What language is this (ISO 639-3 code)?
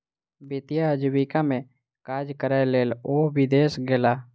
mai